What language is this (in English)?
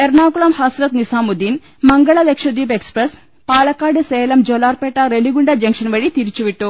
Malayalam